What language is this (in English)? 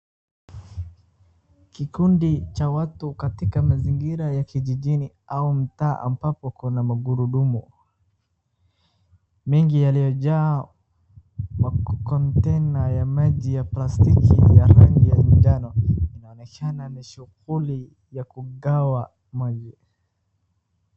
Swahili